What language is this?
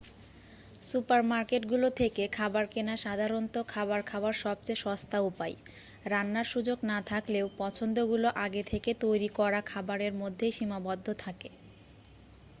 Bangla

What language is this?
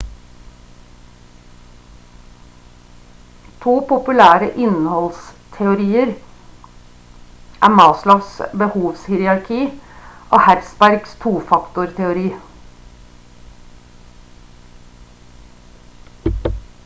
Norwegian Bokmål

